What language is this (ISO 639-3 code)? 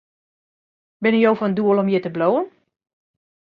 fry